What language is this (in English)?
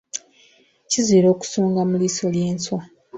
Ganda